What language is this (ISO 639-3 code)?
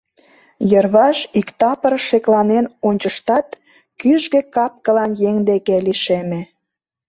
chm